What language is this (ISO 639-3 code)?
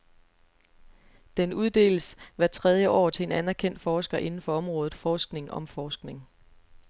dan